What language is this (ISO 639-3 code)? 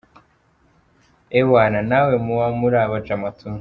kin